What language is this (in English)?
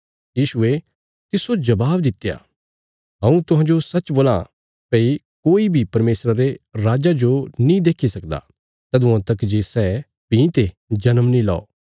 Bilaspuri